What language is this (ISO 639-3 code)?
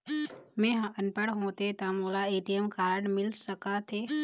hne